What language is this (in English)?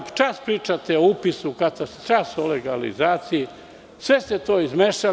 Serbian